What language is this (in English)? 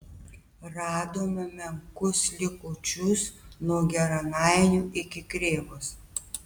Lithuanian